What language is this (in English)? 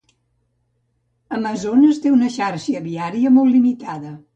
Catalan